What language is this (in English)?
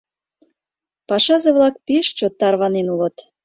Mari